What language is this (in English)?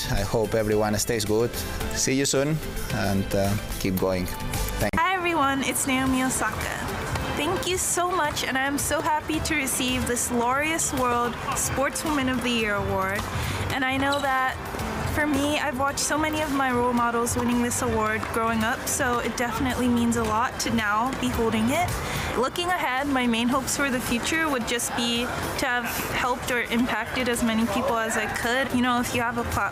Turkish